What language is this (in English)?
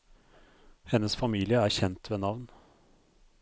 Norwegian